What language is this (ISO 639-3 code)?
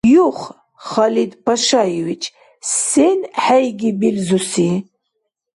dar